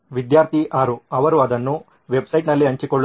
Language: Kannada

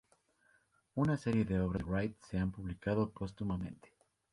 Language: Spanish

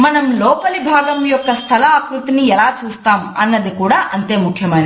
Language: Telugu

